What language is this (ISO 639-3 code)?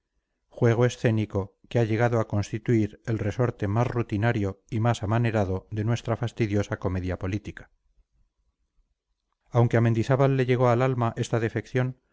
spa